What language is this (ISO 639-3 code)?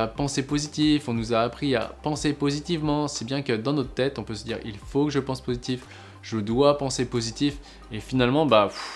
fra